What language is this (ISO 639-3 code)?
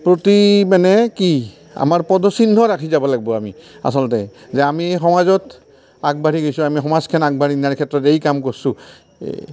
asm